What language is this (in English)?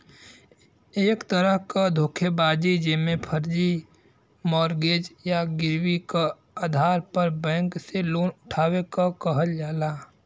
Bhojpuri